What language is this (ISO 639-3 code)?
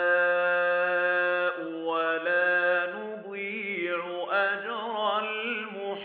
ara